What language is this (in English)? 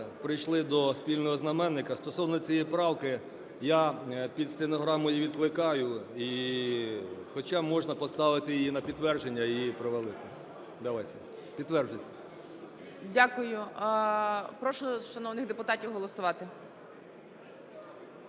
Ukrainian